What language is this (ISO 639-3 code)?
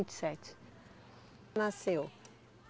por